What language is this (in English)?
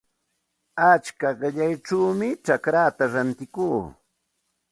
Santa Ana de Tusi Pasco Quechua